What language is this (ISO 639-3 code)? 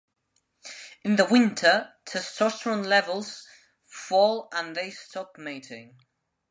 eng